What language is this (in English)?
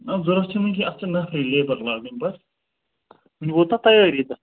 Kashmiri